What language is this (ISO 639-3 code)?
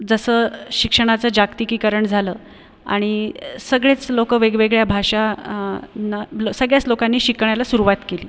mar